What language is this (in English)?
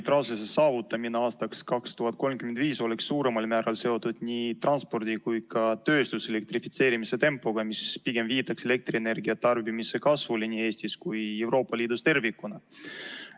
Estonian